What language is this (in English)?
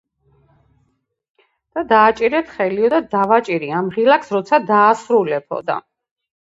Georgian